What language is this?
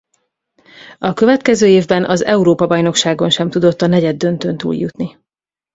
Hungarian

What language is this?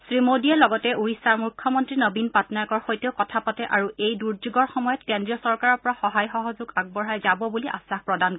Assamese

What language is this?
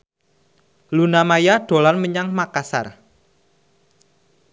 Javanese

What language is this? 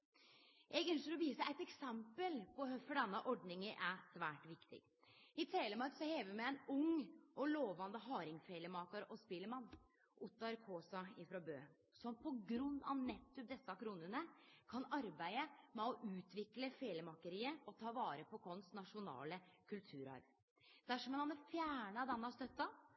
Norwegian Nynorsk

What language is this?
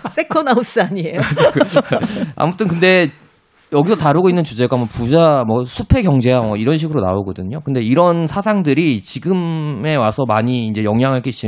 Korean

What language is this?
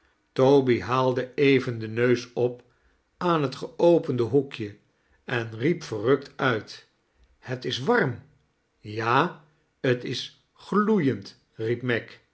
Dutch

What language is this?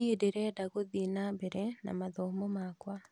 Kikuyu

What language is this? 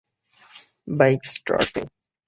Bangla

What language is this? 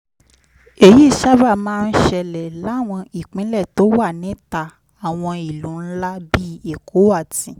Yoruba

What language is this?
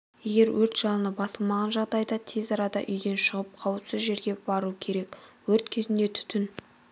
Kazakh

